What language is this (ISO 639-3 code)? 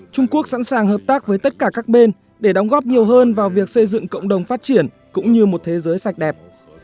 vie